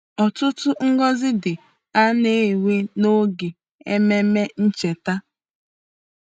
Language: Igbo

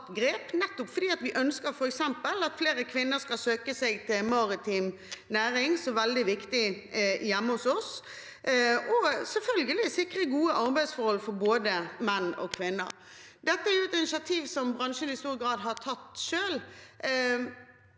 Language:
Norwegian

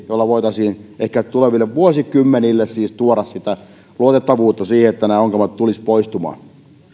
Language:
Finnish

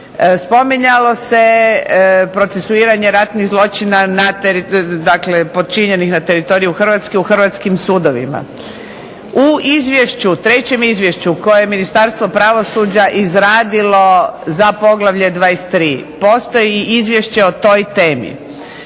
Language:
Croatian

